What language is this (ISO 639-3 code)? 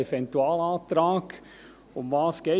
gsw